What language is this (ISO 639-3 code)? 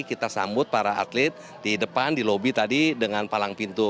ind